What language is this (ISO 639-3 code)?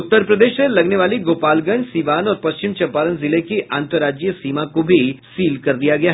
hin